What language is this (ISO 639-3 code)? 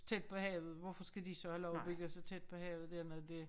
dan